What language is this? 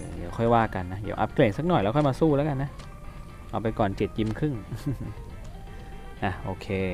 Thai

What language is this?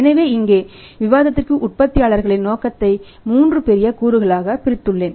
Tamil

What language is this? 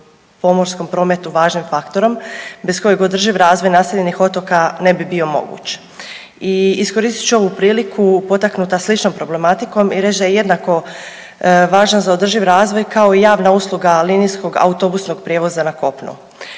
Croatian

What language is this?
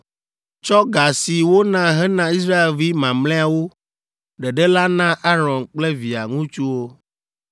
Ewe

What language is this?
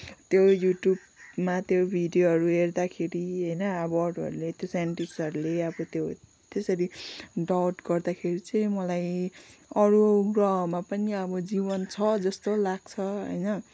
Nepali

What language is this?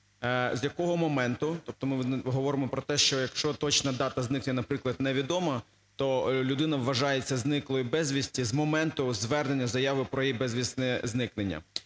Ukrainian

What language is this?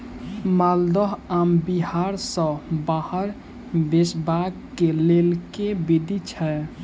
Maithili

